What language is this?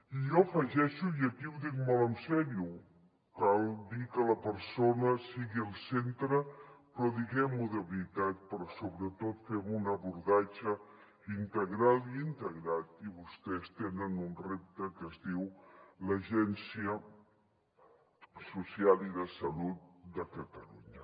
Catalan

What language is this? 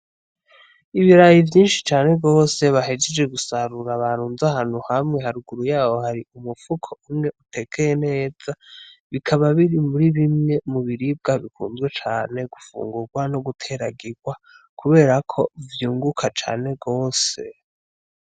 Rundi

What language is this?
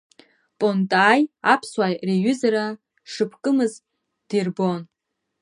Abkhazian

